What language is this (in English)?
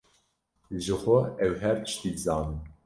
Kurdish